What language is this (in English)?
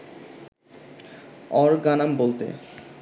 Bangla